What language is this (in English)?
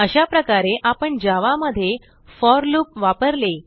Marathi